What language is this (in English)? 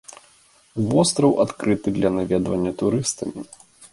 Belarusian